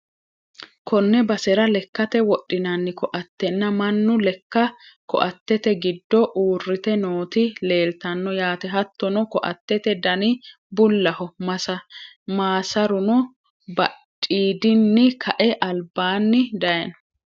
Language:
Sidamo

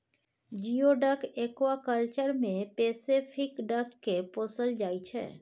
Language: Maithili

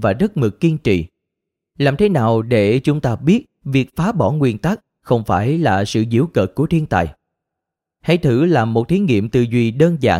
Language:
Vietnamese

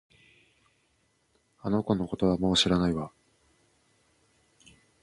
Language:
Japanese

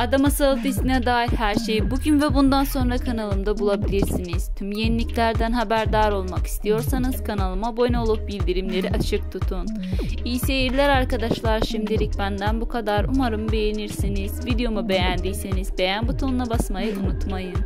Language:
Turkish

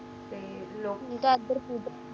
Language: Punjabi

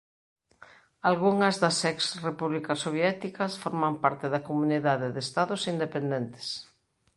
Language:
Galician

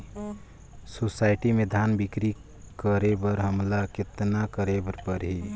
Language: Chhattisgarhi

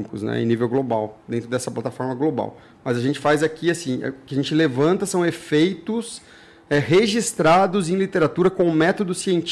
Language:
Portuguese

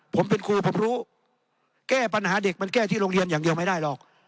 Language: Thai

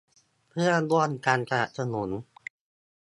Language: Thai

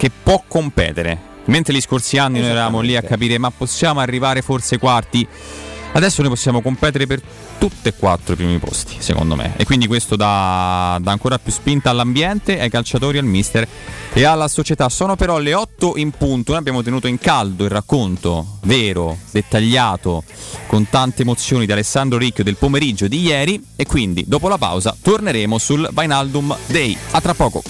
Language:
Italian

